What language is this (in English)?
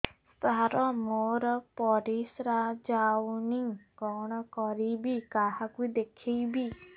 Odia